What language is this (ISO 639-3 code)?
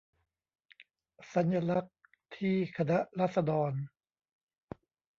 tha